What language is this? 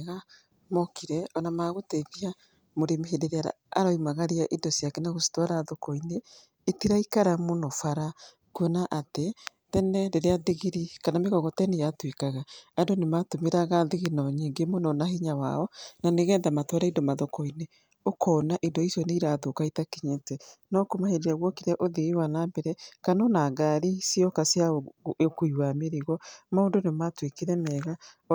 Kikuyu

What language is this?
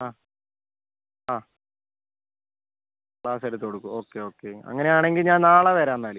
Malayalam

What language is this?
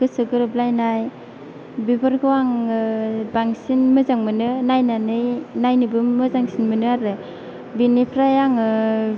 Bodo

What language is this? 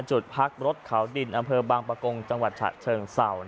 Thai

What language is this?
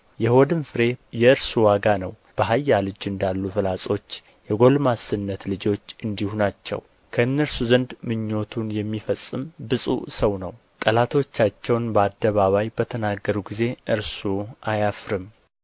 Amharic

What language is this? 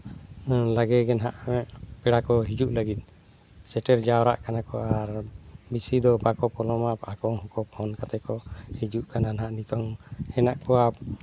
Santali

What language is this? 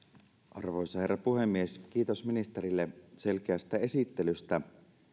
Finnish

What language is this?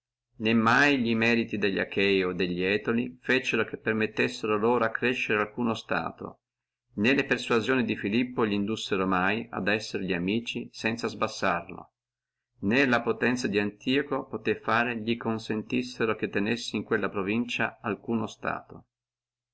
Italian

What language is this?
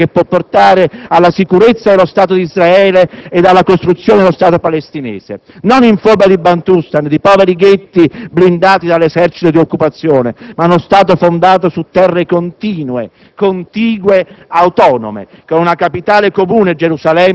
Italian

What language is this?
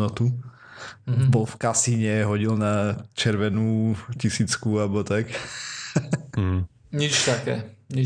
Slovak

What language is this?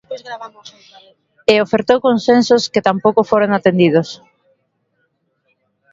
Galician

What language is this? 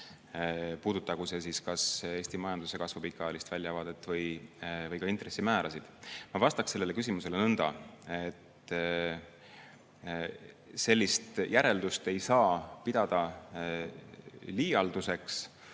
Estonian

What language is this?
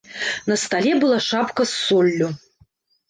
Belarusian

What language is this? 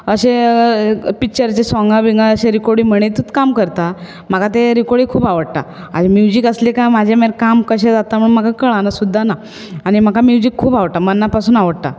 Konkani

